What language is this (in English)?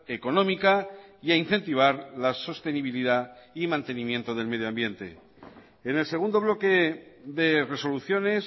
Spanish